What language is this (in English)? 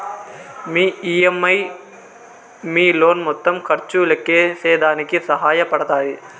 Telugu